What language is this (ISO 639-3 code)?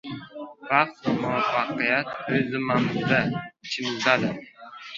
uzb